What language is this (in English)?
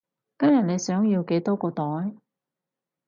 Cantonese